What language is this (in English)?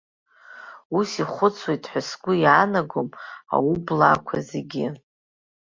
Abkhazian